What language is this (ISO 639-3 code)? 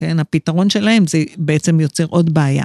heb